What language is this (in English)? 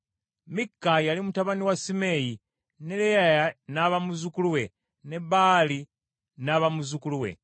Ganda